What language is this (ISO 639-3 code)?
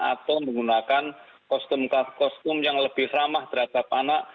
ind